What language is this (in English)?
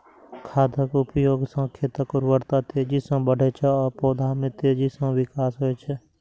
Maithili